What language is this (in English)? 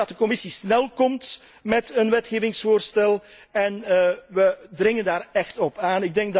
Dutch